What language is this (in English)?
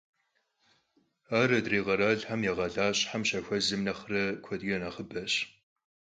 Kabardian